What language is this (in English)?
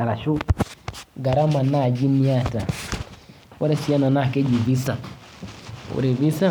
Masai